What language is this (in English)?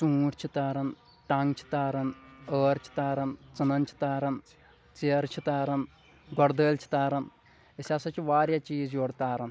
Kashmiri